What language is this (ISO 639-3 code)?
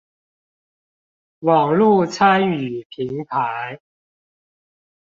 zho